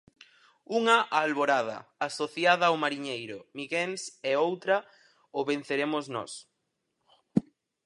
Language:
Galician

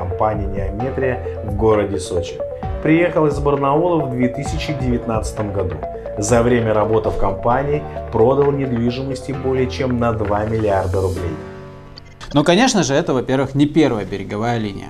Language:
Russian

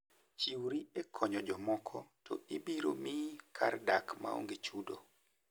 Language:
Luo (Kenya and Tanzania)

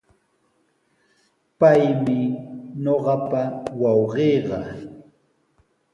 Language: Sihuas Ancash Quechua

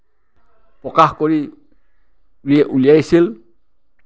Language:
Assamese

